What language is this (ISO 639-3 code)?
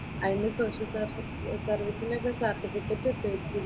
mal